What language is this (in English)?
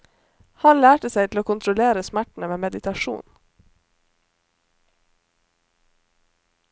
Norwegian